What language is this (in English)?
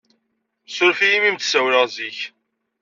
Kabyle